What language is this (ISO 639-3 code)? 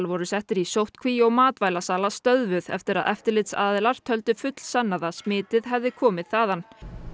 isl